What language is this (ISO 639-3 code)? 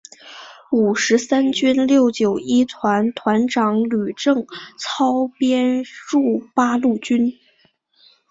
zho